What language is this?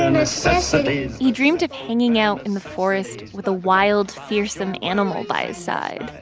English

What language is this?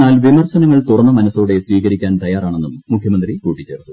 Malayalam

